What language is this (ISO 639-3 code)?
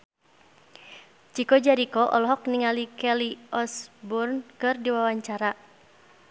sun